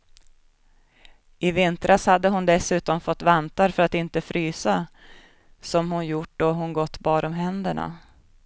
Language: Swedish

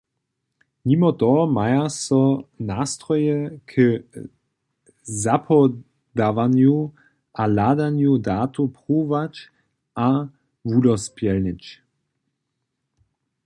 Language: Upper Sorbian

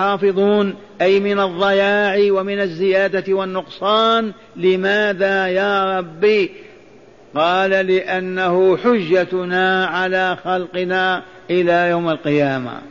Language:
Arabic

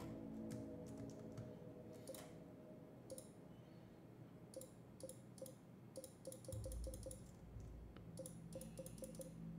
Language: Polish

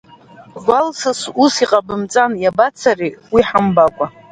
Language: Abkhazian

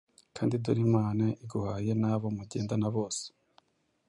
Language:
Kinyarwanda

